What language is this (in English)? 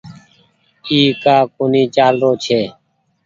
Goaria